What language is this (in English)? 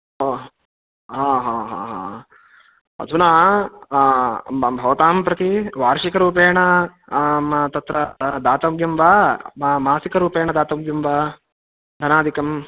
Sanskrit